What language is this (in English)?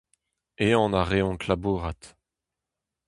Breton